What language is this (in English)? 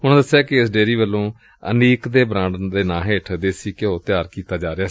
Punjabi